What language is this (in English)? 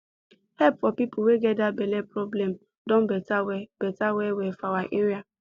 Nigerian Pidgin